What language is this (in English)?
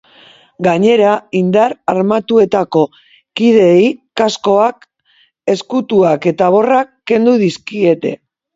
Basque